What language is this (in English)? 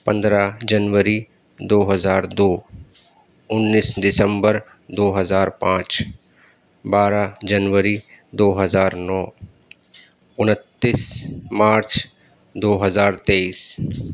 Urdu